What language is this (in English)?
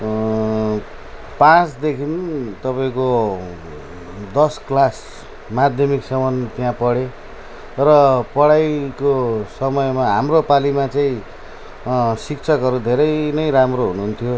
Nepali